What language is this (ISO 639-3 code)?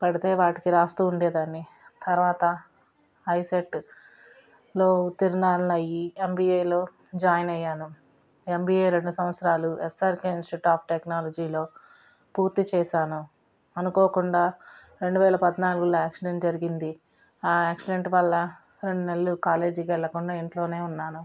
tel